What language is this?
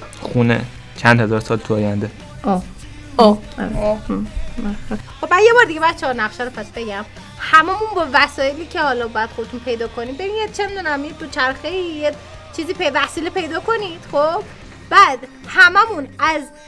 Persian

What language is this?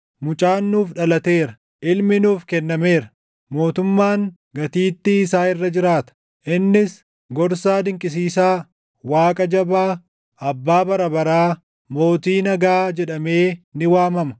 Oromo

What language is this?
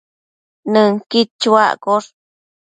Matsés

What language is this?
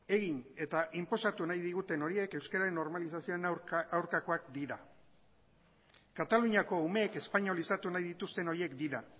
Basque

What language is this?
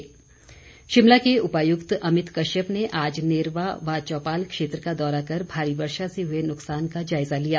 Hindi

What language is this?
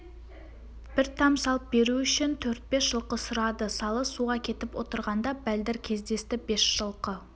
Kazakh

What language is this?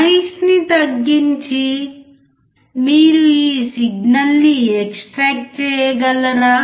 Telugu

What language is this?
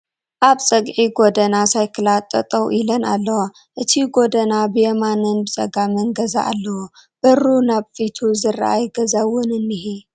Tigrinya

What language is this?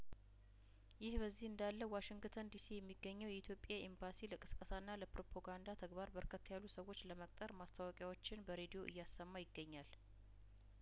Amharic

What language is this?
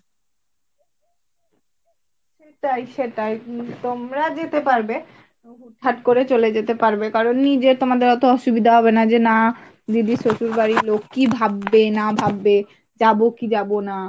Bangla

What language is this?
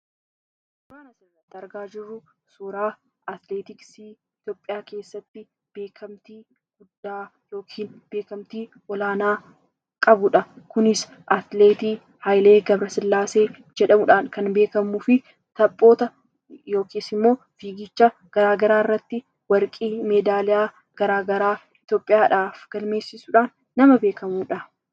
Oromo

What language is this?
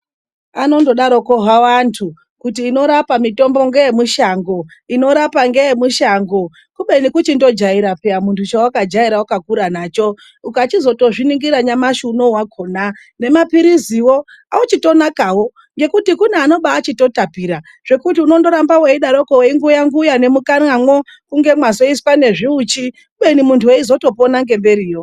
Ndau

